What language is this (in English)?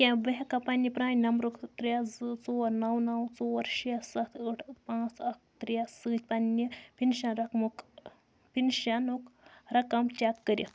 Kashmiri